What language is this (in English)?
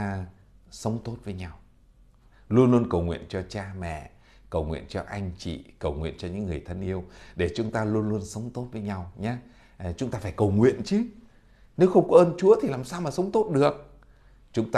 Vietnamese